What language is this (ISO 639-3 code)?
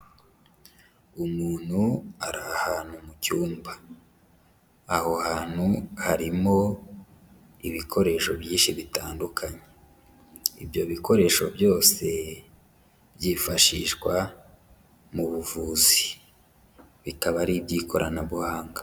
kin